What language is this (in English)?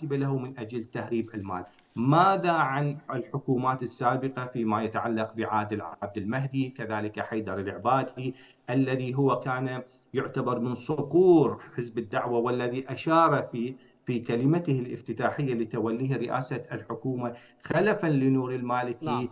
Arabic